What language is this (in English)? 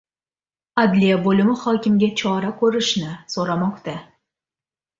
Uzbek